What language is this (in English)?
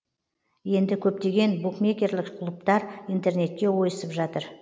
Kazakh